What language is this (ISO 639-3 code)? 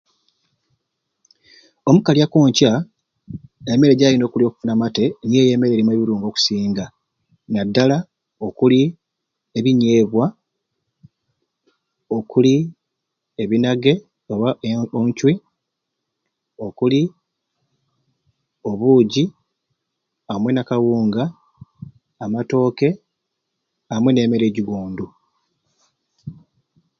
ruc